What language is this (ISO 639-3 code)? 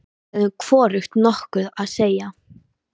isl